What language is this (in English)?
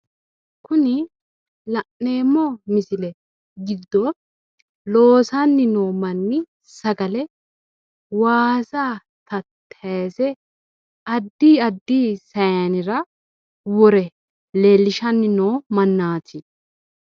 Sidamo